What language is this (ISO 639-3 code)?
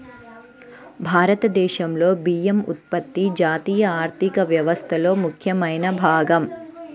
tel